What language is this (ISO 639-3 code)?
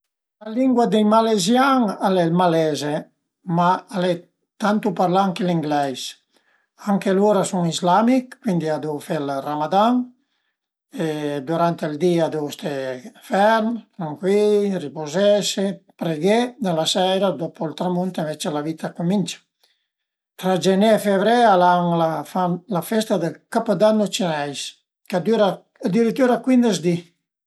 pms